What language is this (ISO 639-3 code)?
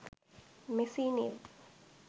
sin